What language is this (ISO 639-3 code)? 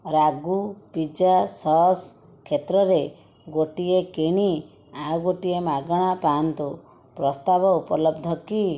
ori